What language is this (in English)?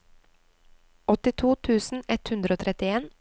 Norwegian